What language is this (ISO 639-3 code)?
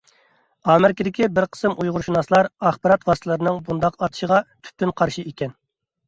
uig